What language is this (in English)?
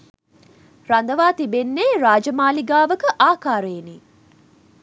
Sinhala